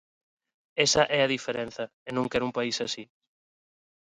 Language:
Galician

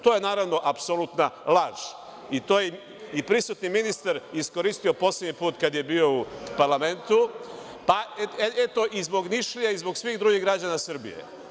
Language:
Serbian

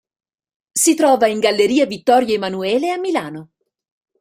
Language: Italian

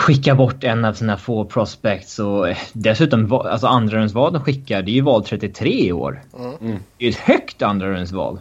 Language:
Swedish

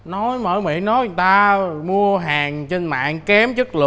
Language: Vietnamese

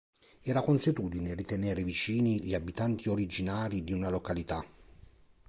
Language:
Italian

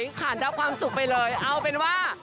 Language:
Thai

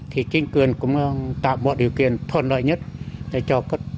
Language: Vietnamese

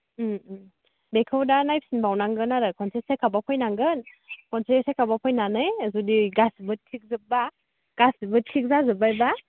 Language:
Bodo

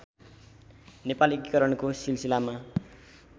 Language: Nepali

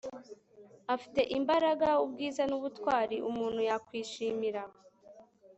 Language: Kinyarwanda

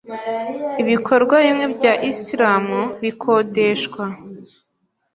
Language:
Kinyarwanda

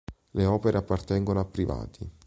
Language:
Italian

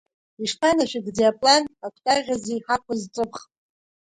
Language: Abkhazian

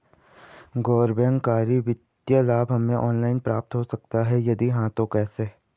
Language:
Hindi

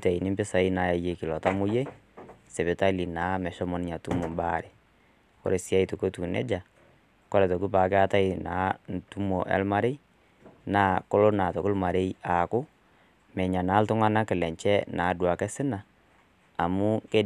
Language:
Masai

